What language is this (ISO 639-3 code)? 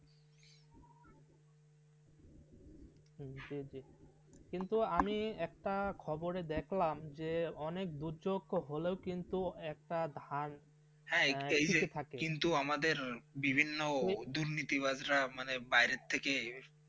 ben